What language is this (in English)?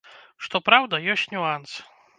Belarusian